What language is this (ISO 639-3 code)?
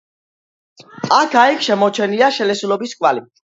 kat